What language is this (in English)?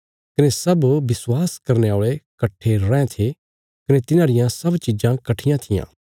Bilaspuri